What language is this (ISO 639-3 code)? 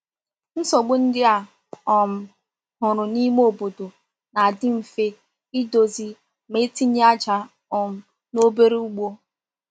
ibo